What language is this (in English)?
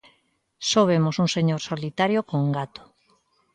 Galician